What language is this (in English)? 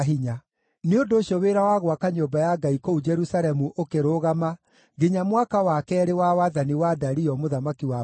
Kikuyu